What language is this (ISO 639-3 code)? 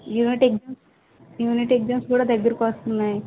tel